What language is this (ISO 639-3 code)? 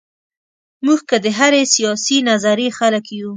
pus